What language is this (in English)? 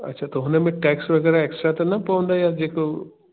Sindhi